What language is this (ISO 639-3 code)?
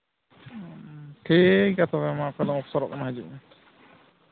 sat